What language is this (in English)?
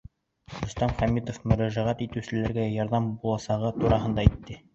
Bashkir